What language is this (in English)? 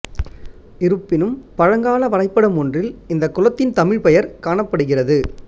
Tamil